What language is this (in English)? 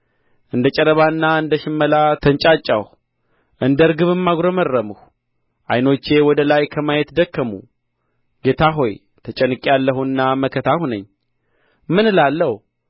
Amharic